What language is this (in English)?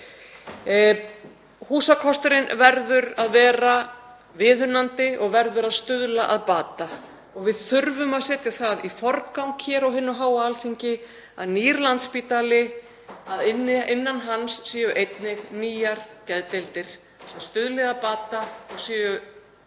Icelandic